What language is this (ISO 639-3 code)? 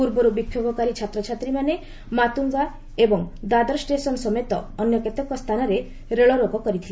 ori